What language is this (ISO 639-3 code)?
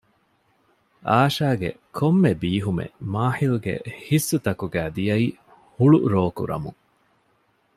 div